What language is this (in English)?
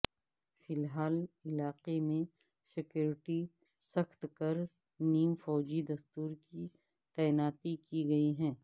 Urdu